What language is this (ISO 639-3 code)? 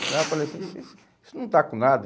por